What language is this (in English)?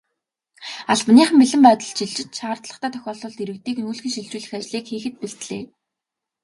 Mongolian